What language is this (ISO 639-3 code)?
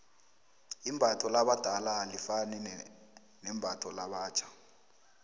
nbl